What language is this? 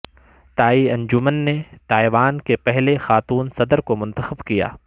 Urdu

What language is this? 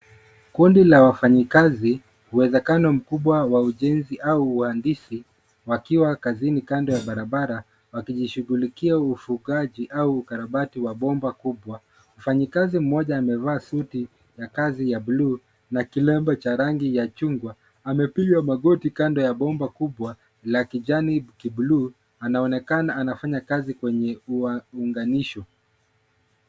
Swahili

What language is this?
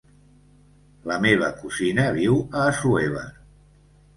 Catalan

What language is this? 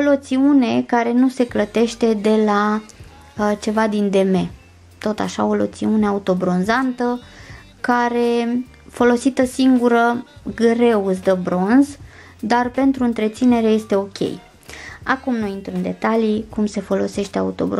Romanian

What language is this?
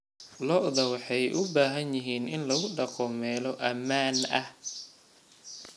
Somali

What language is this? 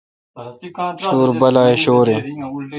Kalkoti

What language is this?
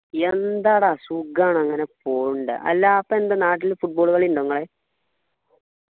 Malayalam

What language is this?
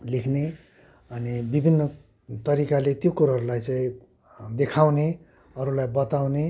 Nepali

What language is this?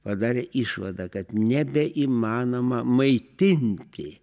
Lithuanian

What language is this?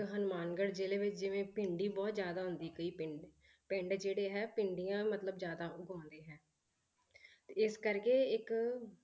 Punjabi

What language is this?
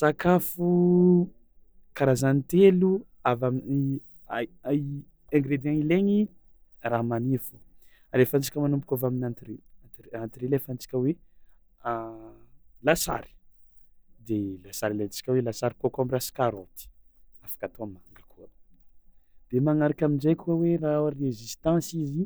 Tsimihety Malagasy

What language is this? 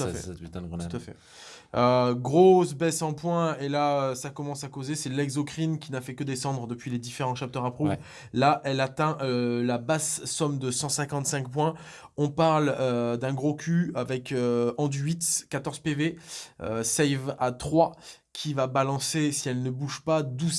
French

